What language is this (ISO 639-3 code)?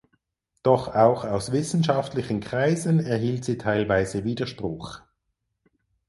deu